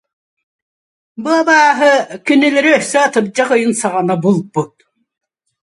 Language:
Yakut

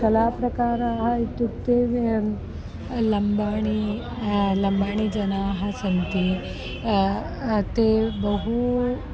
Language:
Sanskrit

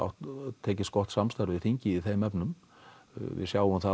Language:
Icelandic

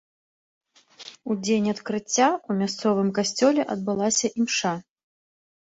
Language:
Belarusian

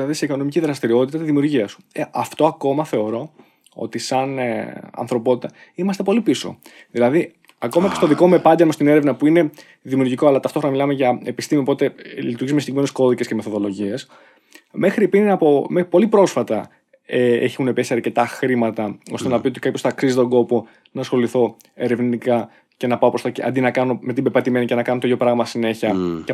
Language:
Greek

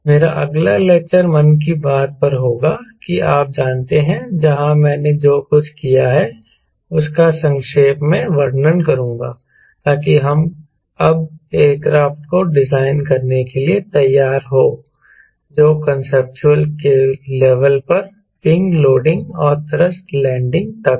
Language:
Hindi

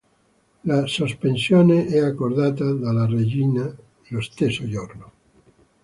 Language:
Italian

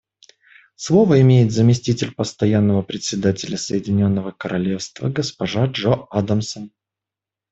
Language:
Russian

